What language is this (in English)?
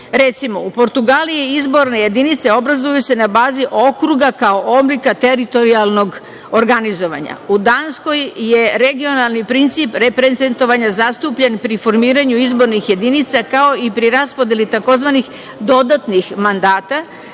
Serbian